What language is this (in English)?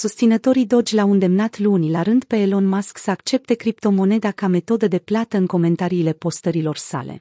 Romanian